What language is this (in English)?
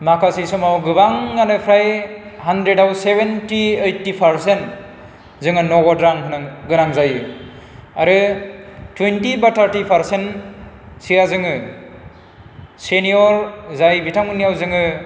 Bodo